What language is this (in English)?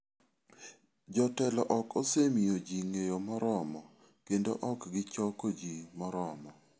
Luo (Kenya and Tanzania)